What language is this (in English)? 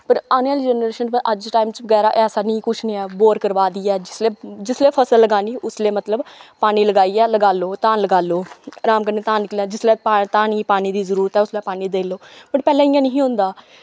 Dogri